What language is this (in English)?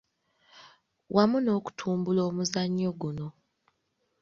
Ganda